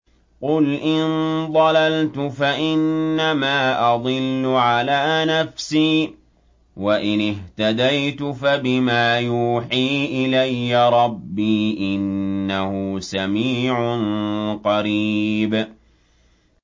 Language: Arabic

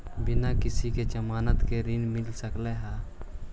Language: Magahi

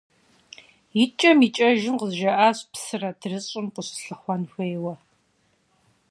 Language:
Kabardian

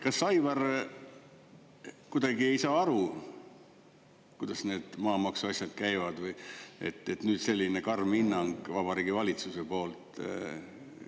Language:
Estonian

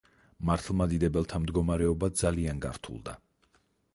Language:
Georgian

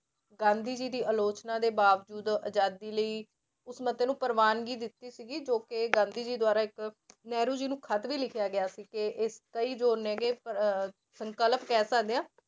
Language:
Punjabi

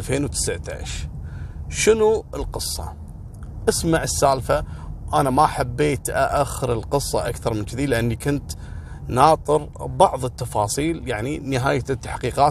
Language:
Arabic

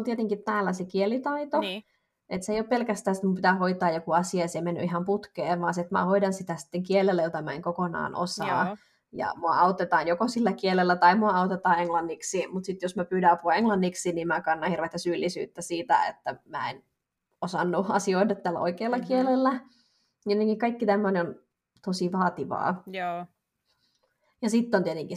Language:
Finnish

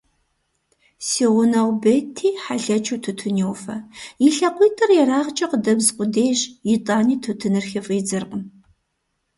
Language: Kabardian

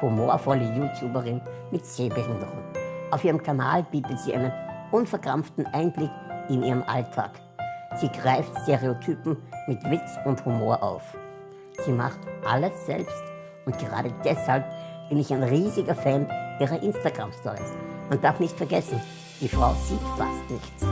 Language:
German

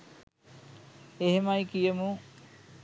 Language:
Sinhala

